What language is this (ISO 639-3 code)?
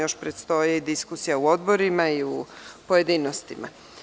srp